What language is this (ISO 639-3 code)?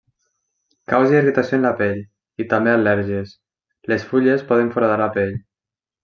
cat